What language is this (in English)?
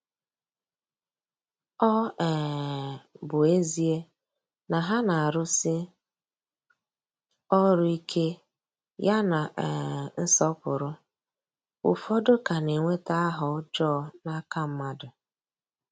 Igbo